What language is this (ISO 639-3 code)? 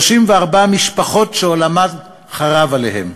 heb